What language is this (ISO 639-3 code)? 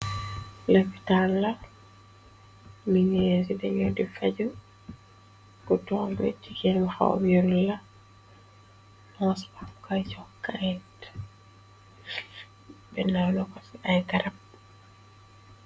wol